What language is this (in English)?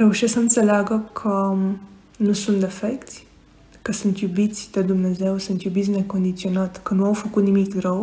Romanian